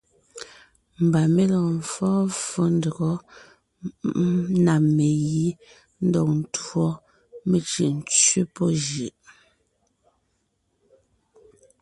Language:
Ngiemboon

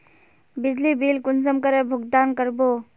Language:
Magahi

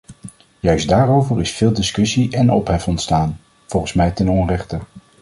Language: Dutch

